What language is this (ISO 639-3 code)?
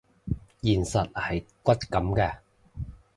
yue